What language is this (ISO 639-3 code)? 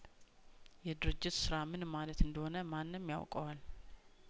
amh